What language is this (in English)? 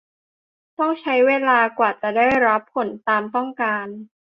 Thai